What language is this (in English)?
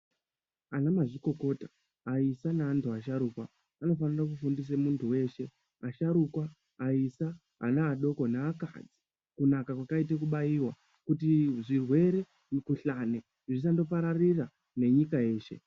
Ndau